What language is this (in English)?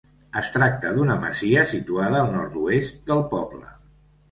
Catalan